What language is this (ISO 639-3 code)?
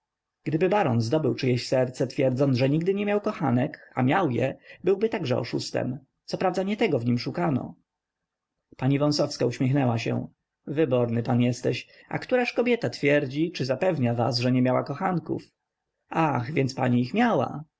pol